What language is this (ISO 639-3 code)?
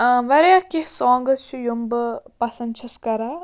kas